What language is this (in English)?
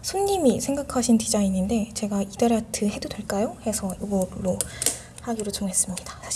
Korean